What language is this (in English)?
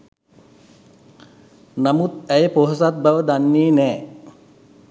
Sinhala